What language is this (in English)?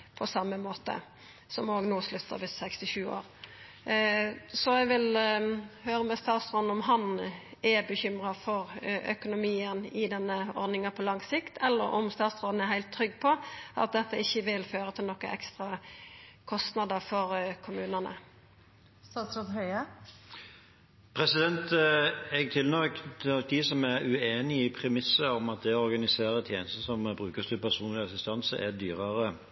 Norwegian